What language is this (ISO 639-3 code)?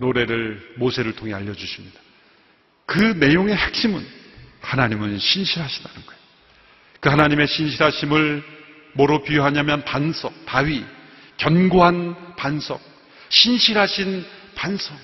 kor